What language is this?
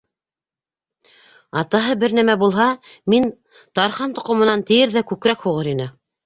Bashkir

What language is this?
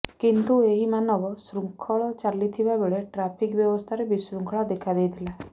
Odia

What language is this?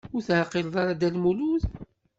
Kabyle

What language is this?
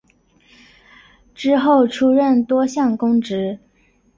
Chinese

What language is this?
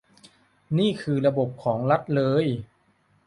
Thai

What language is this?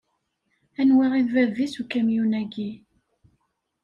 Kabyle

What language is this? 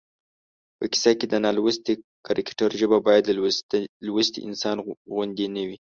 Pashto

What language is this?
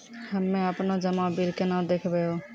Maithili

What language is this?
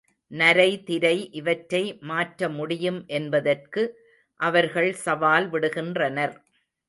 Tamil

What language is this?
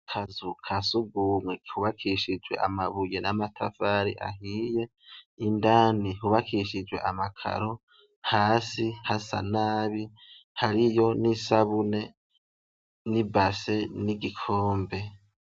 Rundi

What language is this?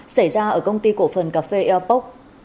Vietnamese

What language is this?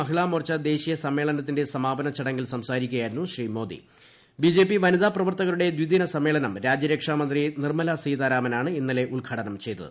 Malayalam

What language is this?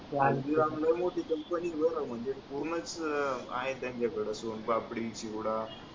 Marathi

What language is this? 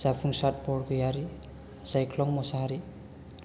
Bodo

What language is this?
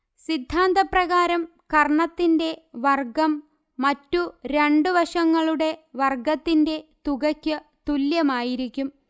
Malayalam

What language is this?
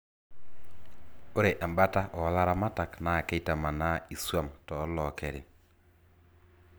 Masai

